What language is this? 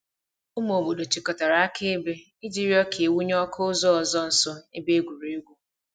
Igbo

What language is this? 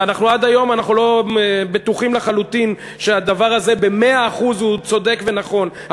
Hebrew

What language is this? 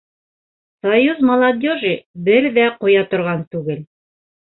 Bashkir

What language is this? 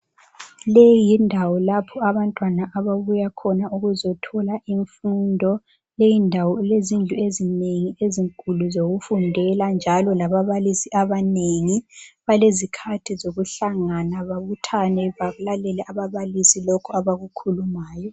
North Ndebele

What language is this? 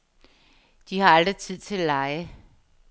Danish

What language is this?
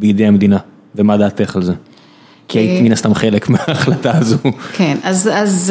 Hebrew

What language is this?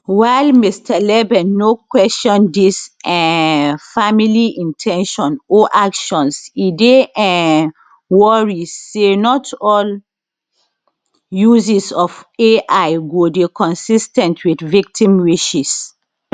Nigerian Pidgin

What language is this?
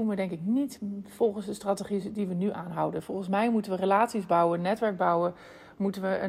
Dutch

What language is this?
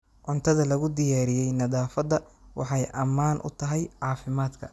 Somali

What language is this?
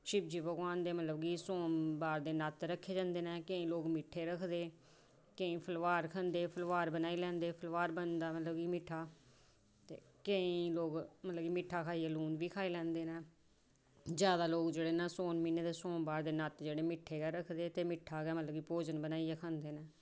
Dogri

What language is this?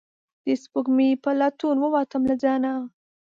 Pashto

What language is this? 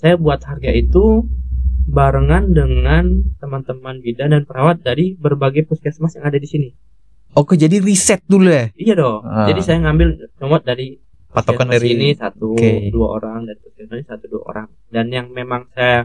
Indonesian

